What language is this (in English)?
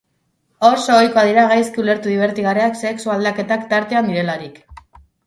Basque